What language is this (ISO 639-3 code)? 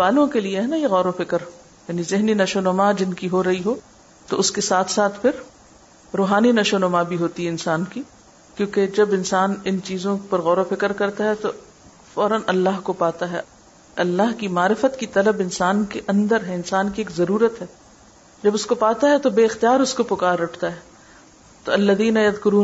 urd